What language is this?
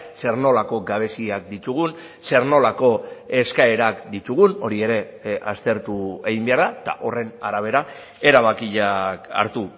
Basque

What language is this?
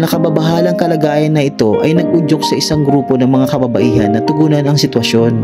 Filipino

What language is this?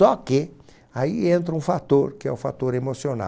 Portuguese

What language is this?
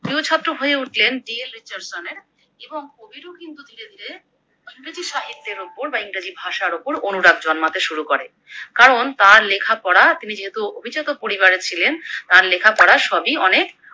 Bangla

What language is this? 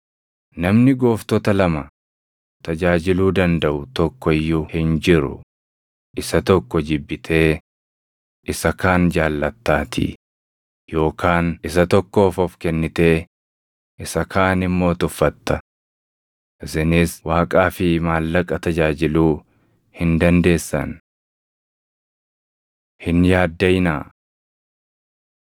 Oromo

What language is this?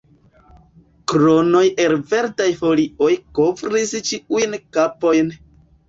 Esperanto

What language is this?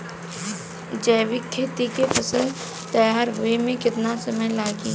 Bhojpuri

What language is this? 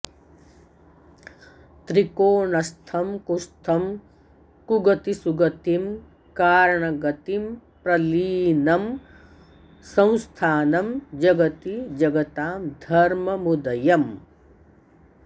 Sanskrit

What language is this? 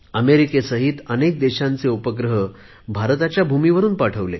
Marathi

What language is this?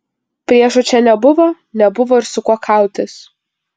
Lithuanian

